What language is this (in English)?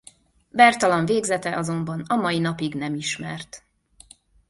Hungarian